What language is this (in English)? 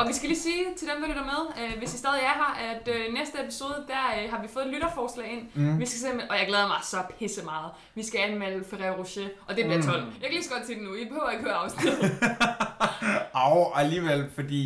Danish